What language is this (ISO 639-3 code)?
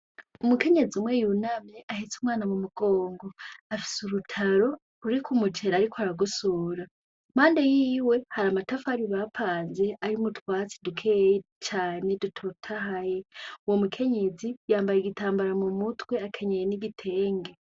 run